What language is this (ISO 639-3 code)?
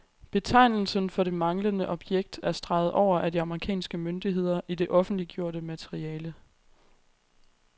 dan